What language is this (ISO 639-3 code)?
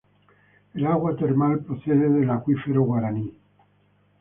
spa